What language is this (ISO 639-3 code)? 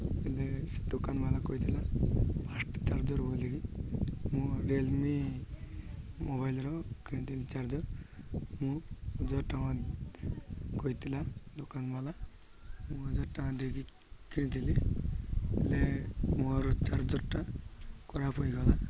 ori